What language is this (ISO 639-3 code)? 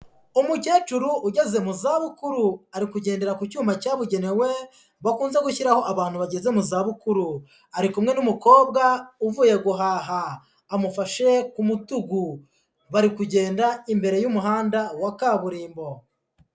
kin